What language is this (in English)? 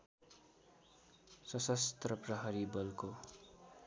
Nepali